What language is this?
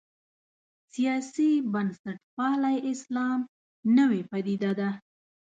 Pashto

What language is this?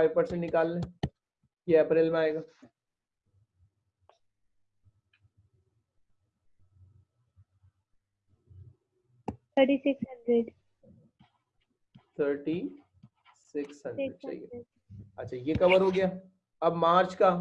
Hindi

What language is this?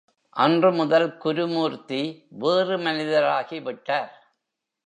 Tamil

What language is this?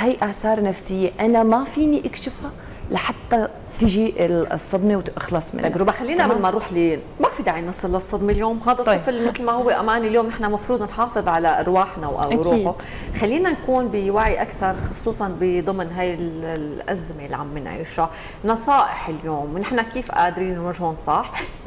Arabic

